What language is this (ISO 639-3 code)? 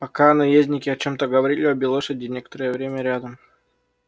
rus